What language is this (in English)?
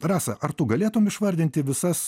Lithuanian